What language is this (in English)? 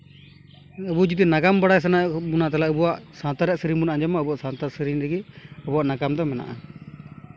Santali